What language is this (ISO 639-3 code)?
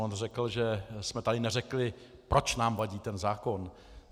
ces